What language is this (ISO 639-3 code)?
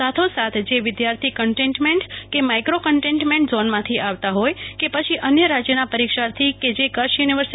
guj